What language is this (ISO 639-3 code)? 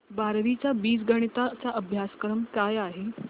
mar